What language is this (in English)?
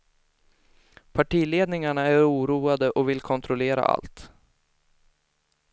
Swedish